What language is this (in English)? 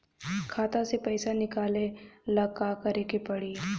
Bhojpuri